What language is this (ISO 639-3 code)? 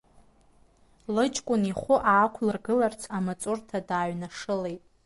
abk